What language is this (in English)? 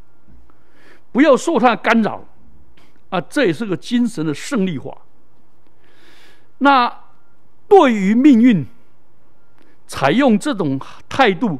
Chinese